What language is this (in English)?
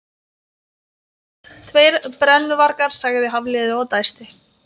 Icelandic